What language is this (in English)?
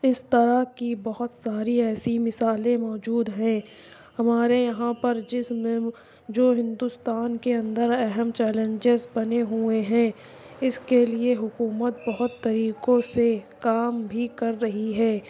Urdu